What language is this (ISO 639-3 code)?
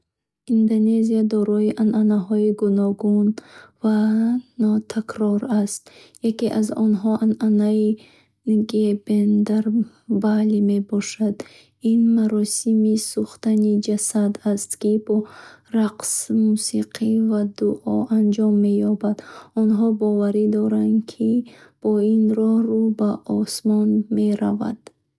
bhh